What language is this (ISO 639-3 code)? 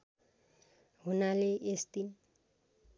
nep